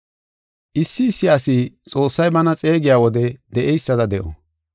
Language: Gofa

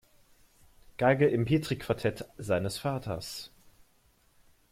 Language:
German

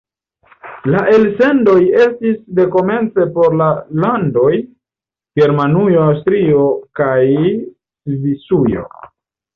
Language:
Esperanto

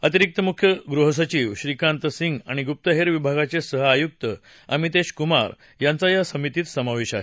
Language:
Marathi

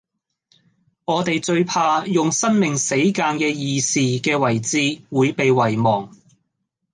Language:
Cantonese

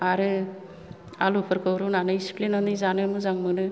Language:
Bodo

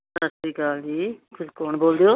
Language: Punjabi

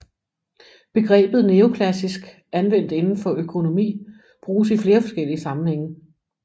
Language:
Danish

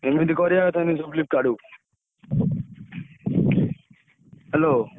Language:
Odia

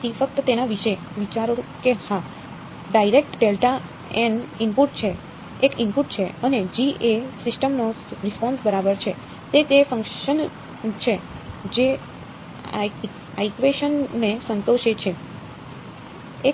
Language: Gujarati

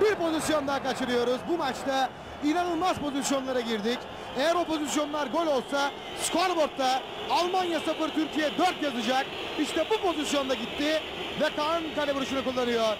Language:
Turkish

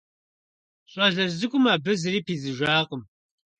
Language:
Kabardian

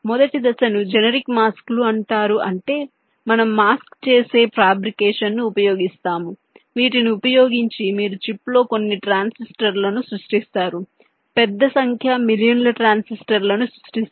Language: Telugu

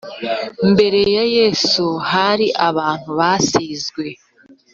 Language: Kinyarwanda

